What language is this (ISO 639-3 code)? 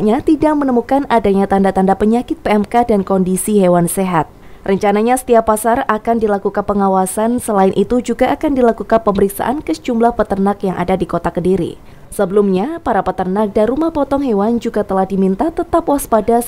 ind